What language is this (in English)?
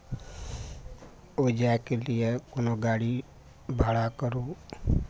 Maithili